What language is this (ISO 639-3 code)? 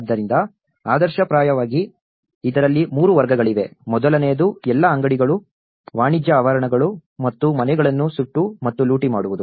kan